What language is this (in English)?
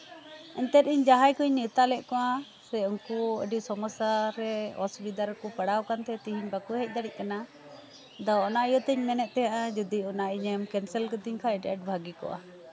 Santali